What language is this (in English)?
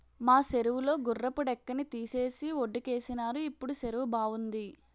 Telugu